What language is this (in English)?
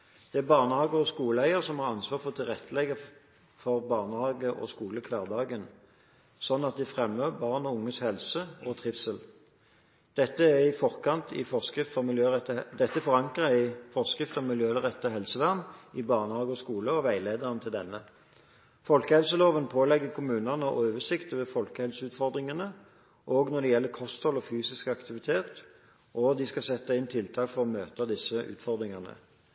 Norwegian Bokmål